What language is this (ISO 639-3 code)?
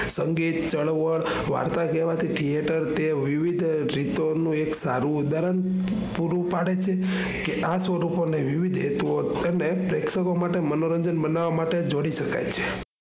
guj